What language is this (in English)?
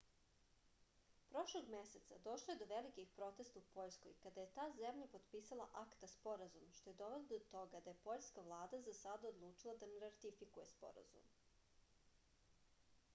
Serbian